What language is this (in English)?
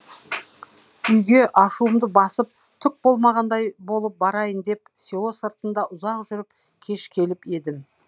Kazakh